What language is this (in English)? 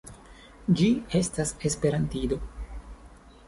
Esperanto